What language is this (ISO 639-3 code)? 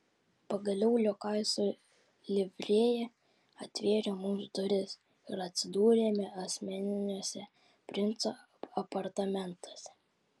lit